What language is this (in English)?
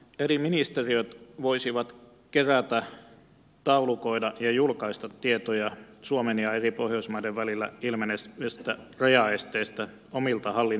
Finnish